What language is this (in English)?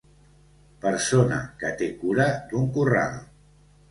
Catalan